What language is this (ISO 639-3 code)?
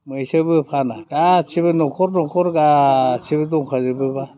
brx